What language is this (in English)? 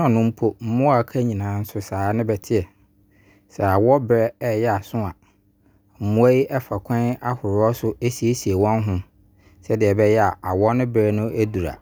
Abron